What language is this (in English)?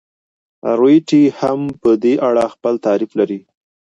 Pashto